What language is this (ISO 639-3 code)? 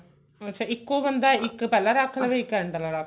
pan